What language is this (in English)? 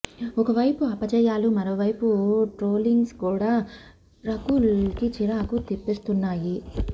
Telugu